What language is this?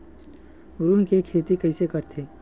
Chhattisgarhi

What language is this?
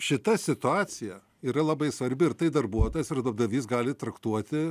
Lithuanian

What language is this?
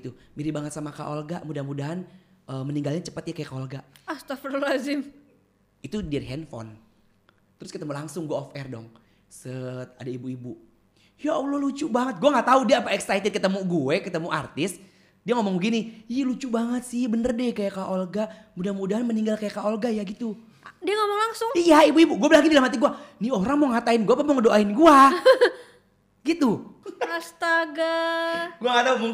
Indonesian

